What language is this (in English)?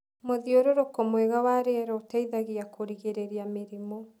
Kikuyu